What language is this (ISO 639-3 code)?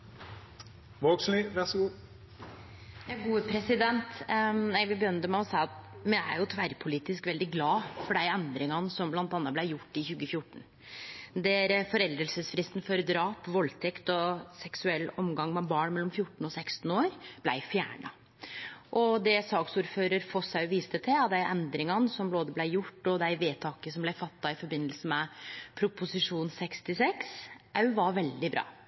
nno